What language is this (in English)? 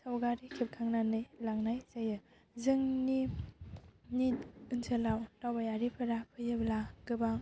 Bodo